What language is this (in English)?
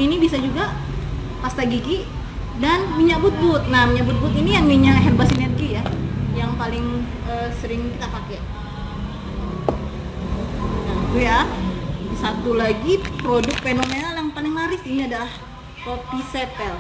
Indonesian